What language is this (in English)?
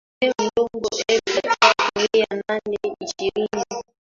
Swahili